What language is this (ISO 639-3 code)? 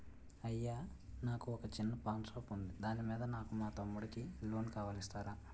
tel